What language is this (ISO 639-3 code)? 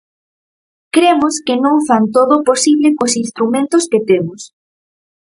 glg